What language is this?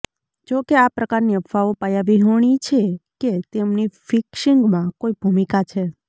Gujarati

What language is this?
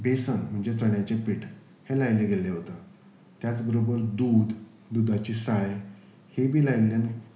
Konkani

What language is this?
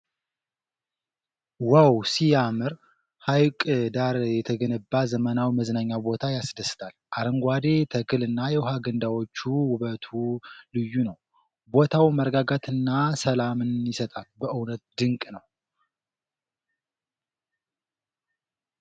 Amharic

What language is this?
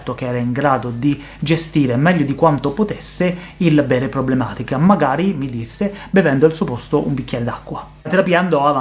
Italian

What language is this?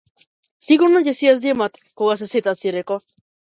Macedonian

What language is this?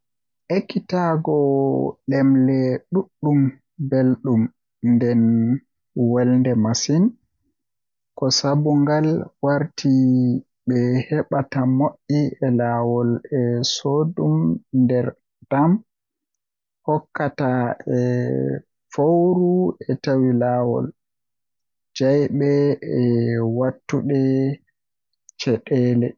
Western Niger Fulfulde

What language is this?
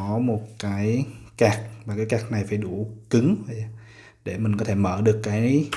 Vietnamese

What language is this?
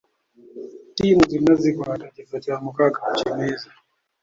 Ganda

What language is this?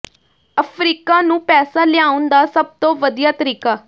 Punjabi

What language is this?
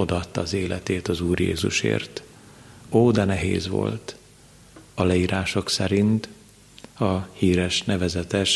Hungarian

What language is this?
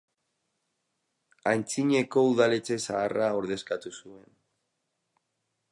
Basque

